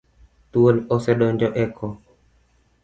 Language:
Luo (Kenya and Tanzania)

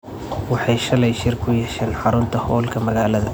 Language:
Somali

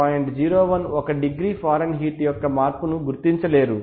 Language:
Telugu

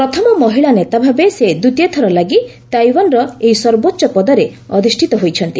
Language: Odia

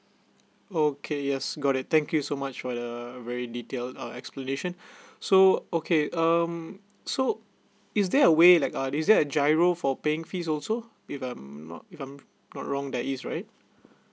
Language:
English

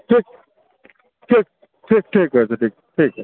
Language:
Bangla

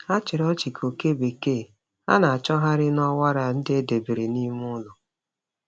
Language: Igbo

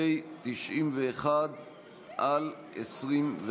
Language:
Hebrew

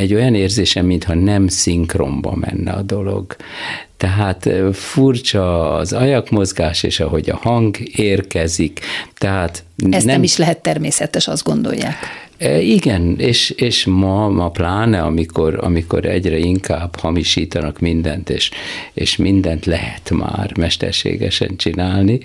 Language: Hungarian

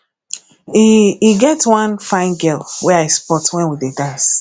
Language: Nigerian Pidgin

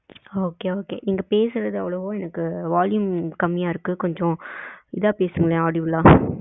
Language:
Tamil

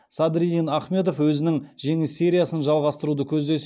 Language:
Kazakh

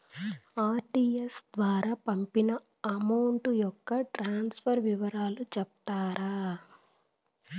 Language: Telugu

